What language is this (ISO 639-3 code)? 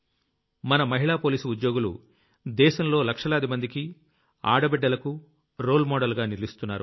tel